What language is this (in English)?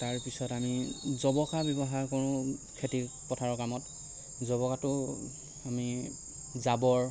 Assamese